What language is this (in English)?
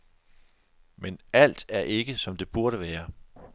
Danish